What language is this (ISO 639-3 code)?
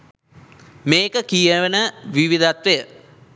sin